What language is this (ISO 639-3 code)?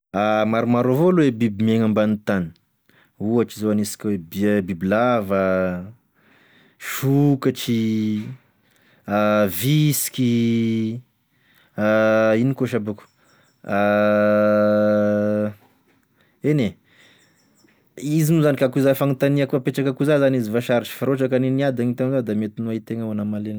tkg